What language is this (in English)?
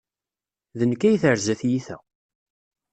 Kabyle